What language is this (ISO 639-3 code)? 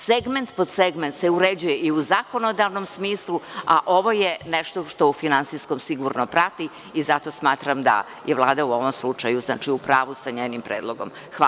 srp